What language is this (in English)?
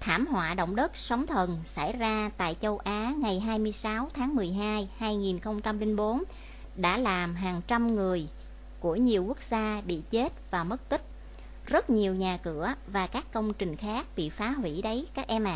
Vietnamese